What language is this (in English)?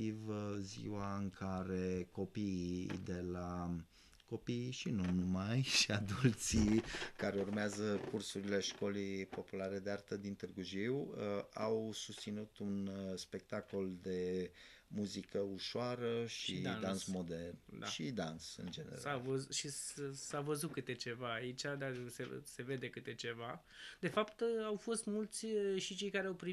Romanian